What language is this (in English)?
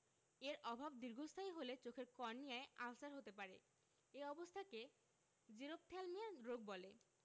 Bangla